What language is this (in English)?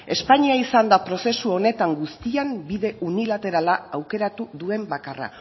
Basque